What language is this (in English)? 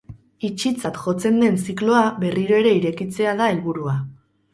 Basque